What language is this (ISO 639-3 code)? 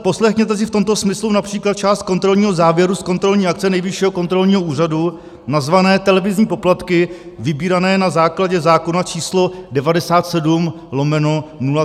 ces